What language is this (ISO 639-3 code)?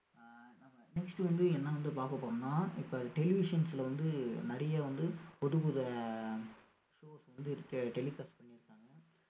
tam